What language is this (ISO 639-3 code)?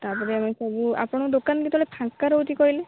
ori